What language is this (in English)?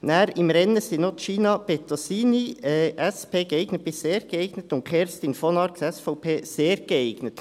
Swiss German